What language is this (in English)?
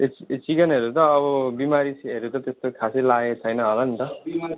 Nepali